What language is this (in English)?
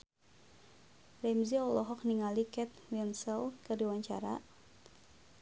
Sundanese